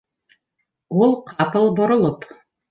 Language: Bashkir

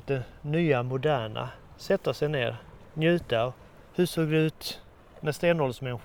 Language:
Swedish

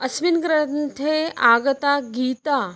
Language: Sanskrit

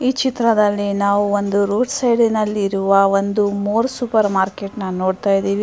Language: Kannada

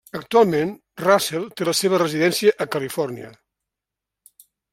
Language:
Catalan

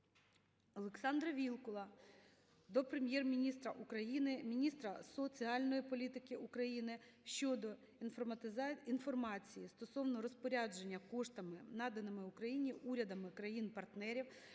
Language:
Ukrainian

